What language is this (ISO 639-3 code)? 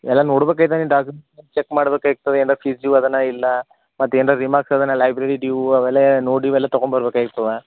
kan